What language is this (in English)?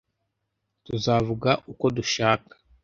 Kinyarwanda